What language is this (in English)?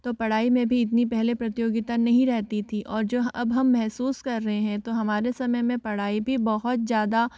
Hindi